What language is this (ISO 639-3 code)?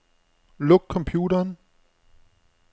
dan